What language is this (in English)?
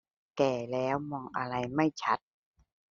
Thai